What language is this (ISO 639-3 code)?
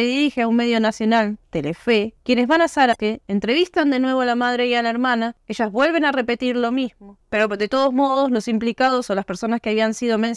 spa